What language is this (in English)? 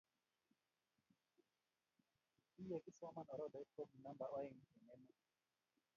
Kalenjin